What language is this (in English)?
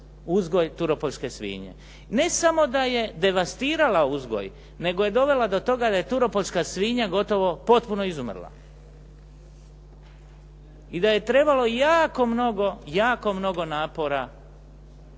Croatian